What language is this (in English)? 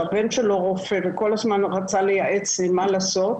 Hebrew